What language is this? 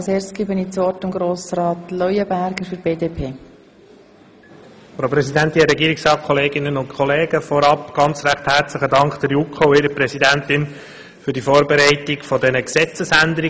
Swiss German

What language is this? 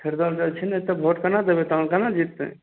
Maithili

